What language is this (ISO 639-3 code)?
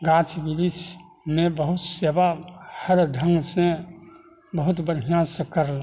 mai